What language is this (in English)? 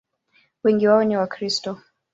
Swahili